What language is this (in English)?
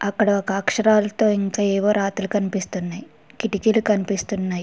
Telugu